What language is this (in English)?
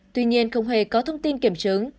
Vietnamese